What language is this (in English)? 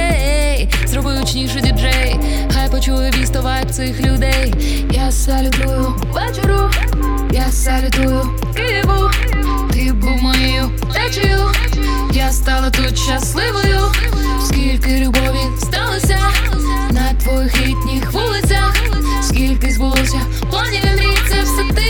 Ukrainian